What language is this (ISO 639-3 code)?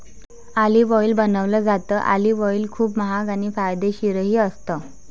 mar